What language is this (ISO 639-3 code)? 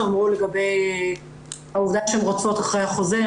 heb